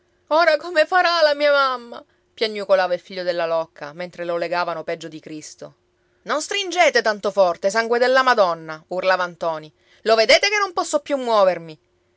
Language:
Italian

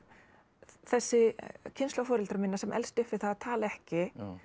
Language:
Icelandic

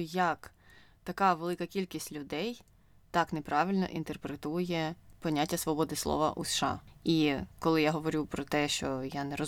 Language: Ukrainian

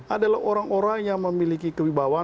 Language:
Indonesian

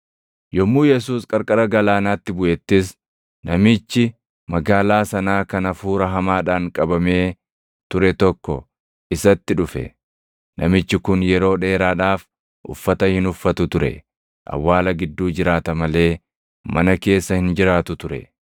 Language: Oromo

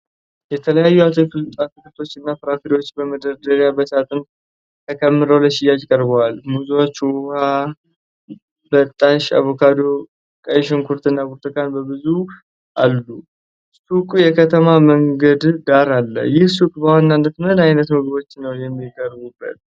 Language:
Amharic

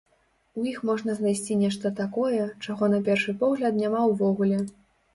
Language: Belarusian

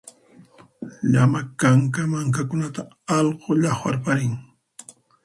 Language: Puno Quechua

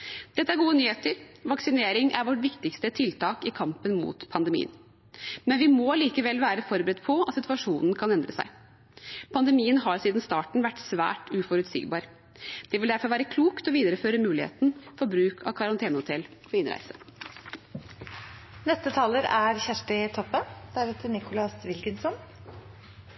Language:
Norwegian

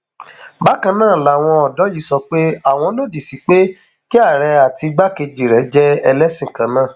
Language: Yoruba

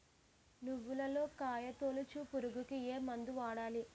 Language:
Telugu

